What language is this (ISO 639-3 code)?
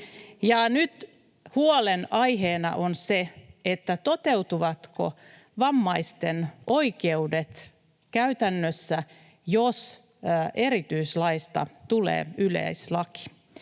fin